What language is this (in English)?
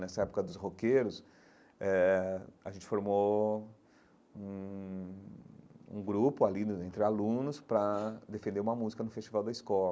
Portuguese